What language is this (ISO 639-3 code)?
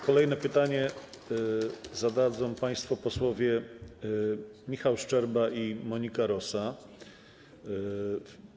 pol